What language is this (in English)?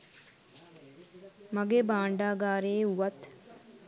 Sinhala